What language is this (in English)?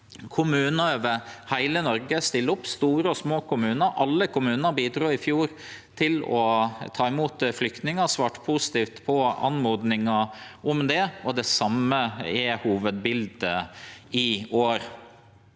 Norwegian